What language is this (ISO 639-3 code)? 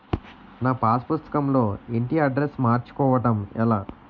tel